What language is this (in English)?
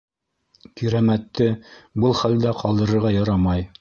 Bashkir